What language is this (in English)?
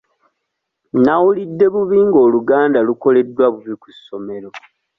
Ganda